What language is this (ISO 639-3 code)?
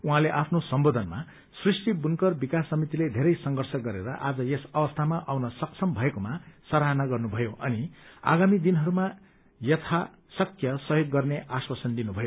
nep